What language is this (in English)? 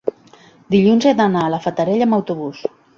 Catalan